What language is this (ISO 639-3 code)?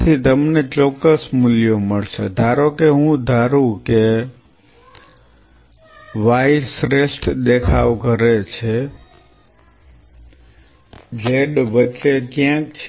guj